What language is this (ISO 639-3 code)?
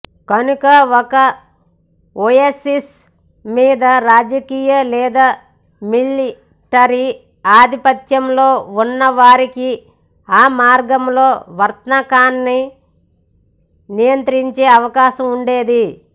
tel